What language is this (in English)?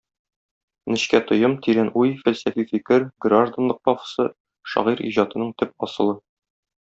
Tatar